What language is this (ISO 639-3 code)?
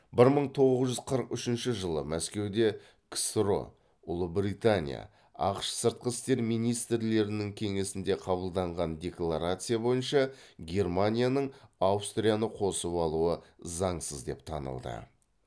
kaz